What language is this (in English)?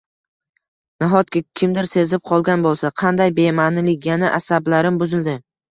Uzbek